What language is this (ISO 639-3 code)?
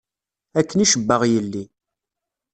kab